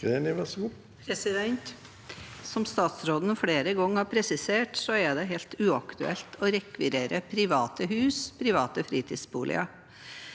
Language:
Norwegian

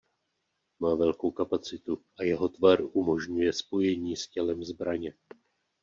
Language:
Czech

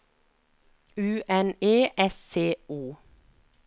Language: Norwegian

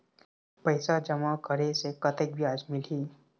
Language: Chhattisgarhi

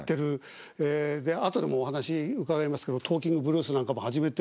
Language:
Japanese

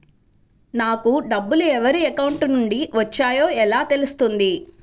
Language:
Telugu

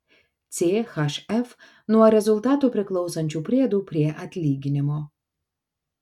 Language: Lithuanian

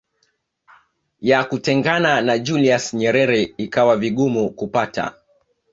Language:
Swahili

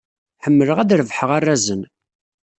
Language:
Kabyle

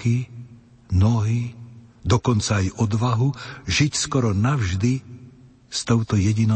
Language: Slovak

